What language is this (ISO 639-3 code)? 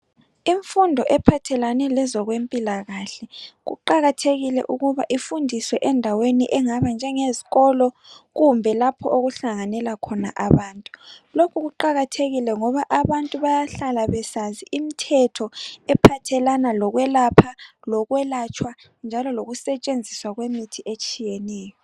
nde